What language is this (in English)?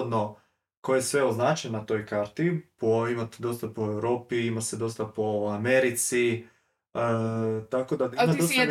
Croatian